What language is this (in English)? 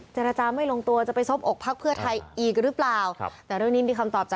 Thai